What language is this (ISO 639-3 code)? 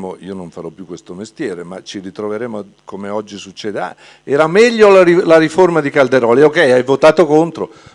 ita